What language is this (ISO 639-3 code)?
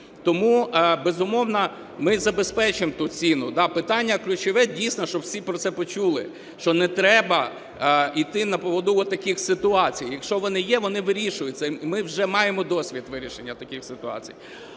ukr